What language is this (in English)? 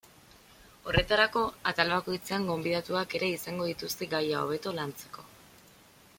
Basque